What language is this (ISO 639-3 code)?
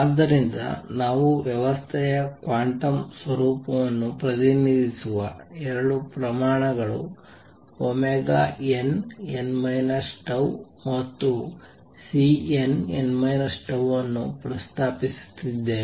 kan